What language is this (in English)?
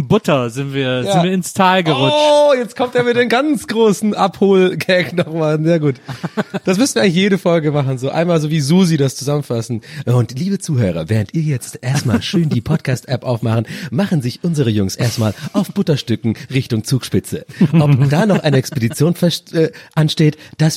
German